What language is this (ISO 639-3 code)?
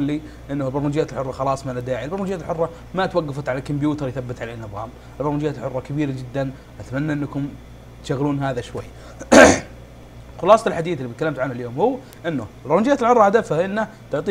ara